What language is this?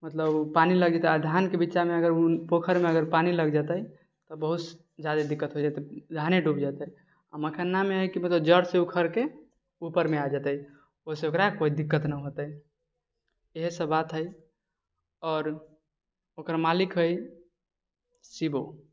Maithili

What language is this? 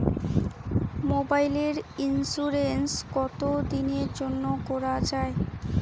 Bangla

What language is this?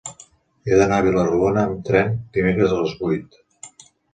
Catalan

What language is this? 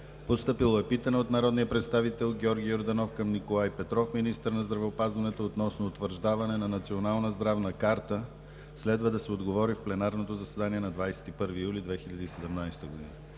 Bulgarian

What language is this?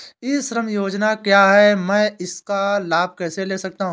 Hindi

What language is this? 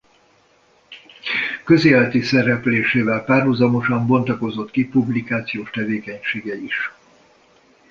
Hungarian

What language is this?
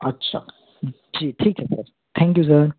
Hindi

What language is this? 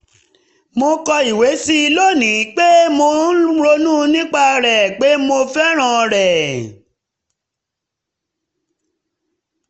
Yoruba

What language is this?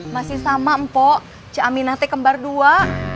Indonesian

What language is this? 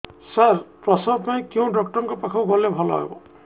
Odia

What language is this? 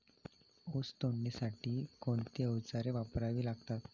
Marathi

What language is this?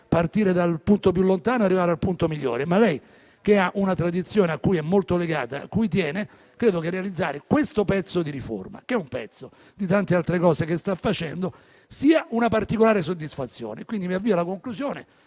Italian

